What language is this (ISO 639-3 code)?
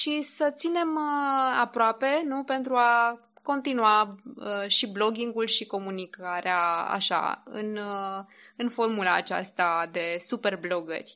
ron